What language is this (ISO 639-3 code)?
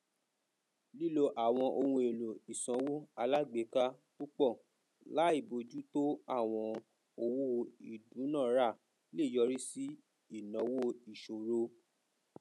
yor